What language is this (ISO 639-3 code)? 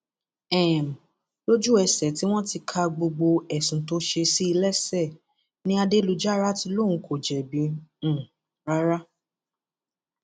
yor